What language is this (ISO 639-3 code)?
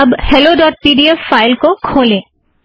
hin